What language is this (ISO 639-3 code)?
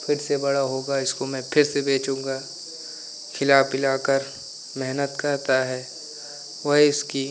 hin